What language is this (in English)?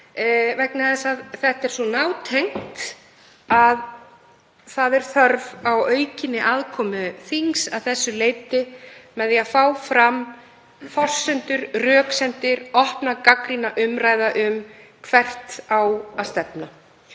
Icelandic